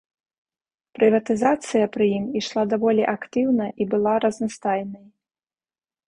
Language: Belarusian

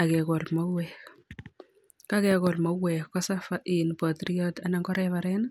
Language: Kalenjin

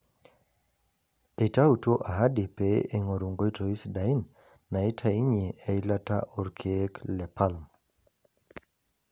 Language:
Masai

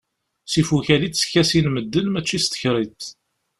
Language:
Kabyle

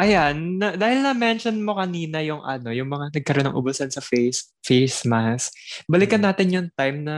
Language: Filipino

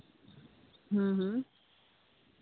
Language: Santali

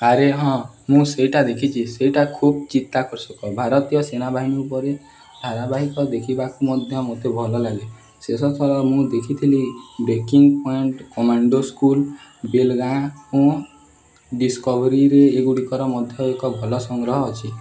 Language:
Odia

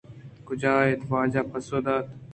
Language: Eastern Balochi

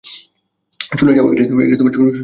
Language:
Bangla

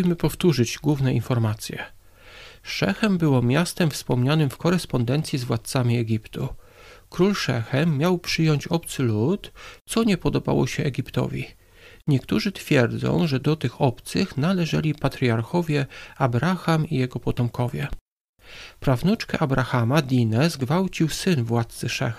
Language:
Polish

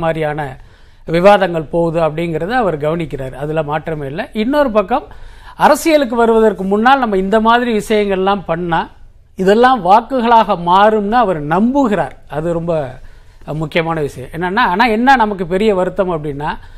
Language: Tamil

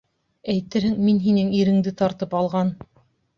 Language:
Bashkir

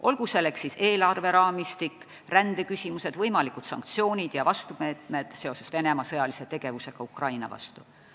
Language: Estonian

